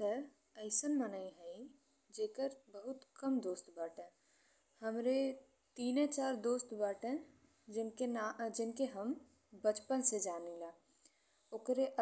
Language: Bhojpuri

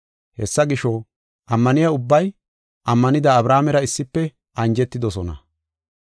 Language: Gofa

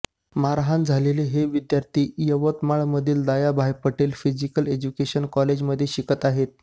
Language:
Marathi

